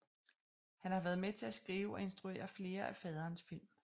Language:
Danish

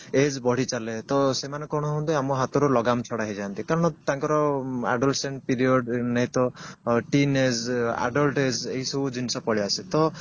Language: Odia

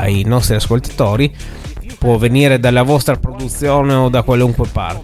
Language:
Italian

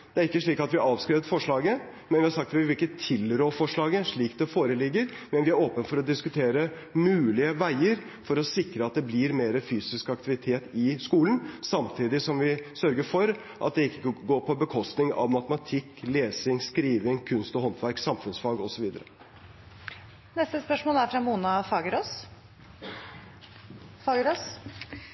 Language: Norwegian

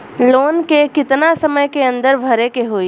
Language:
Bhojpuri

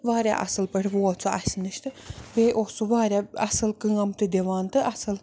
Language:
Kashmiri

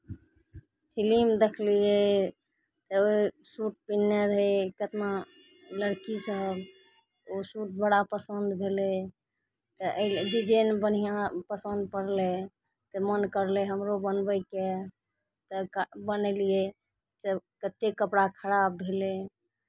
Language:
Maithili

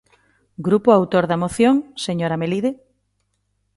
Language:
Galician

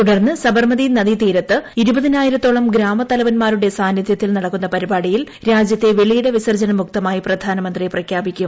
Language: Malayalam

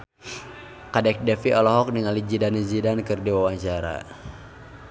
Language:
Sundanese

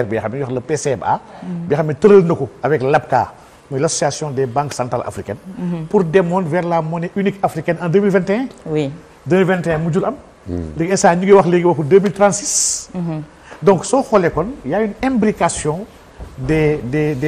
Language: French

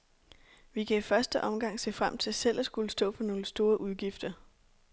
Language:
Danish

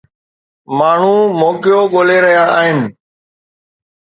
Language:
Sindhi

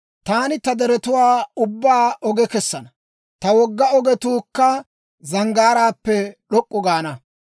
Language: Dawro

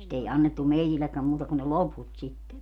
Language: Finnish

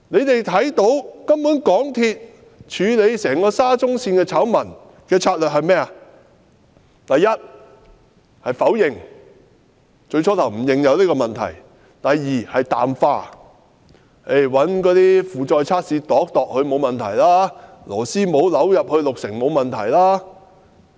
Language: Cantonese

